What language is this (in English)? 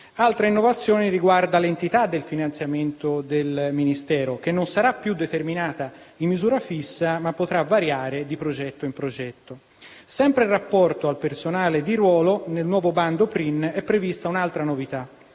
Italian